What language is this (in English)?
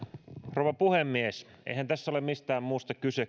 Finnish